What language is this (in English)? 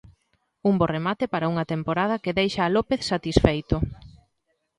Galician